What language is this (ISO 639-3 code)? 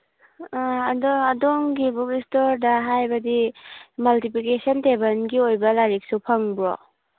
mni